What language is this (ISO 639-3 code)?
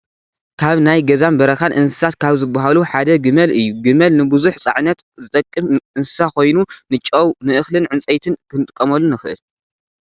tir